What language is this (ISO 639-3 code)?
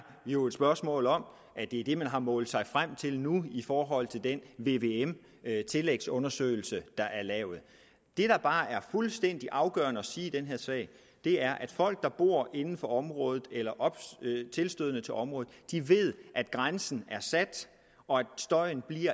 dan